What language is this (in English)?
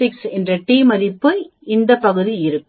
Tamil